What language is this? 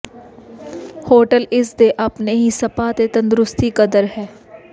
Punjabi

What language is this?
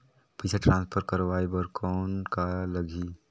Chhattisgarhi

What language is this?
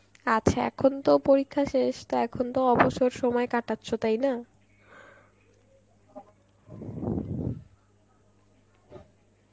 Bangla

